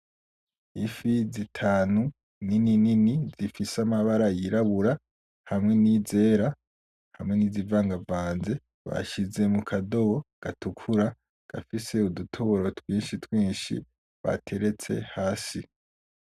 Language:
Rundi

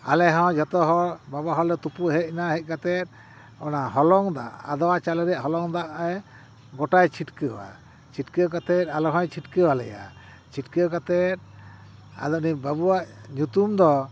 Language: Santali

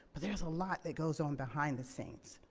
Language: English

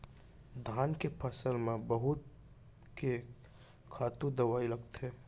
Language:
Chhattisgarhi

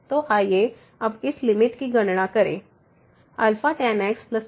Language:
Hindi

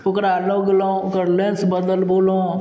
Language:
Maithili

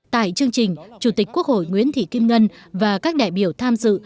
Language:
Vietnamese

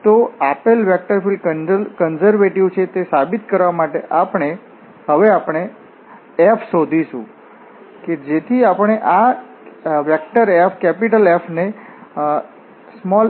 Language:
Gujarati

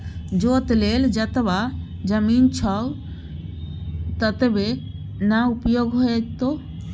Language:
Maithili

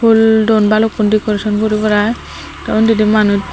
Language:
Chakma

